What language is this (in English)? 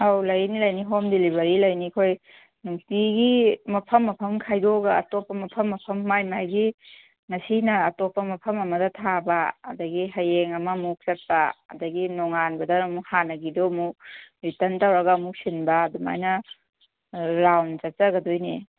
Manipuri